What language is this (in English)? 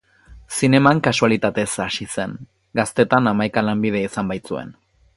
Basque